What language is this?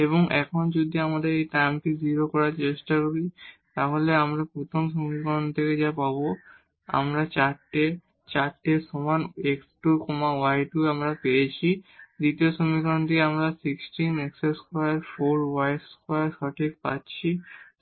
Bangla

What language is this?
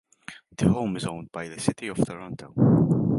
English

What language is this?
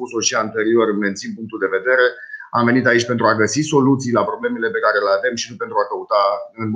Romanian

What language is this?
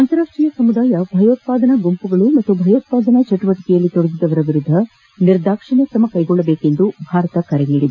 Kannada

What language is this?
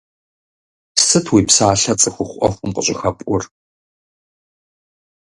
Kabardian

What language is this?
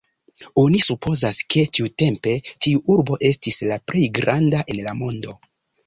Esperanto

